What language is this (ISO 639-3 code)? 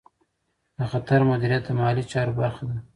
pus